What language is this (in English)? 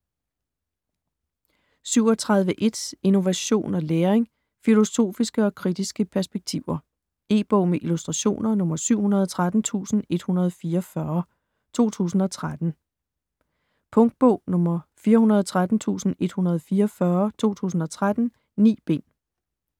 Danish